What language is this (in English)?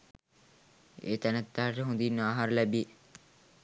Sinhala